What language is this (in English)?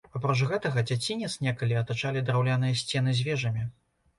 Belarusian